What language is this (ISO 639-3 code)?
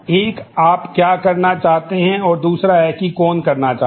hin